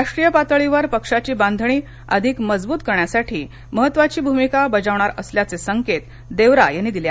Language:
Marathi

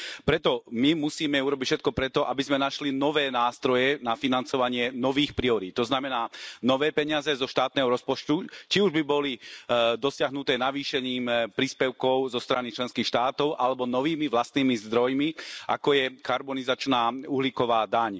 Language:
Slovak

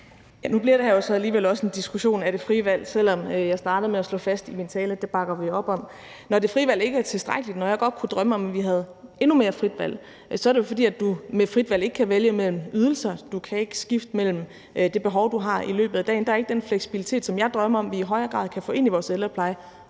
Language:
Danish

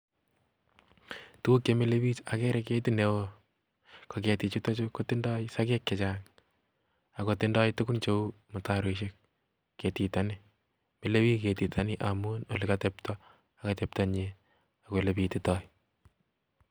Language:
Kalenjin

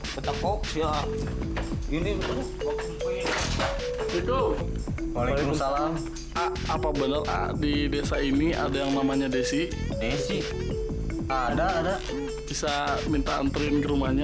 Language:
Indonesian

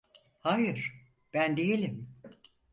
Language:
Turkish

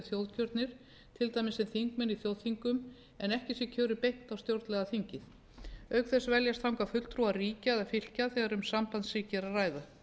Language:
Icelandic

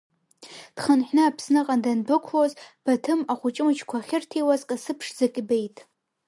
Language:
Abkhazian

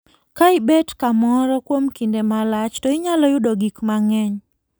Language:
Luo (Kenya and Tanzania)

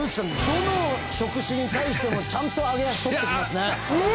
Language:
Japanese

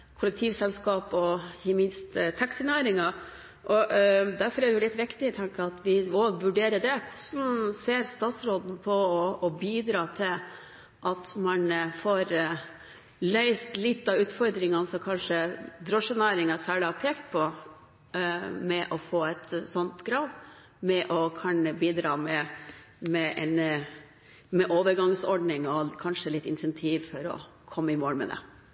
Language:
Norwegian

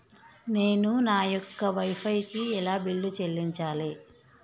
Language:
Telugu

